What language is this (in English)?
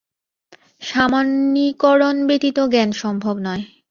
Bangla